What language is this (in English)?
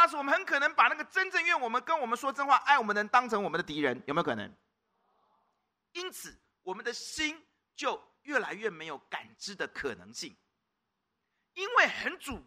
Chinese